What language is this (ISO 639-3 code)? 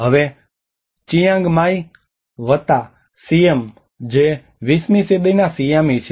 guj